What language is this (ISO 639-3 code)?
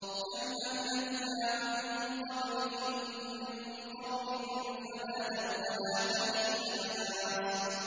ara